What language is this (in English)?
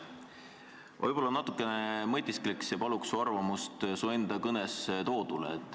Estonian